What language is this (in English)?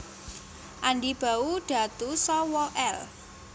Javanese